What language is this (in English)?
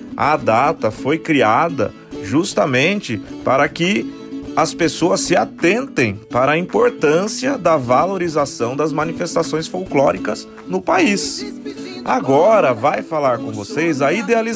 Portuguese